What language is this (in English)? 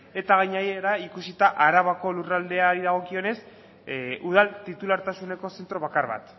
Basque